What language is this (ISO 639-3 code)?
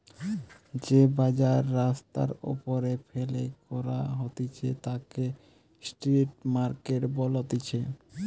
ben